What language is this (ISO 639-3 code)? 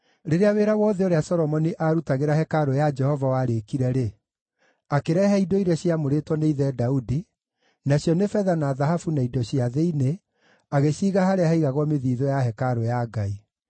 kik